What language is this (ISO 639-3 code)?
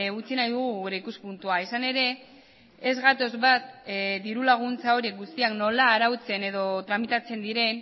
eus